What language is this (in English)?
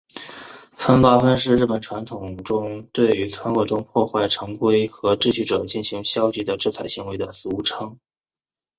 Chinese